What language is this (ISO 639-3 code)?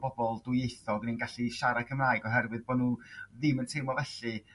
cym